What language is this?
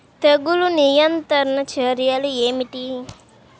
Telugu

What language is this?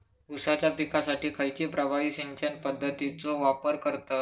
Marathi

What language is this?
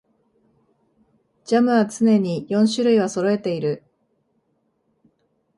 Japanese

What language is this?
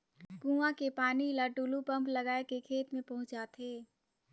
Chhattisgarhi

